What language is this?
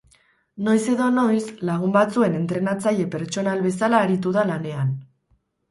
Basque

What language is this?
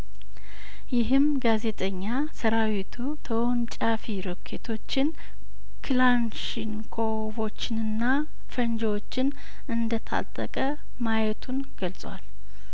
Amharic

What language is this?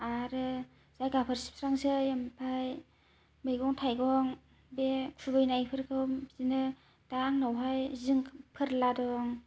Bodo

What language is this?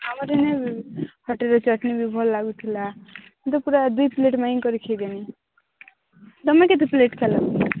Odia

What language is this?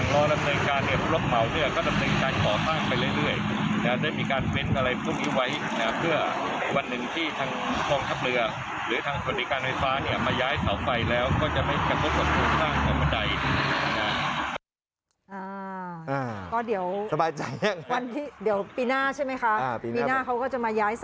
Thai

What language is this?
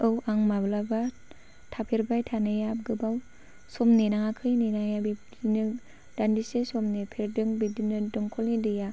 Bodo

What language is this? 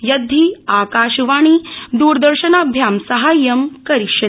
Sanskrit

